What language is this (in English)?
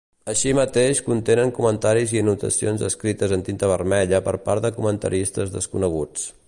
Catalan